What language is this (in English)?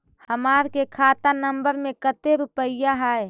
Magahi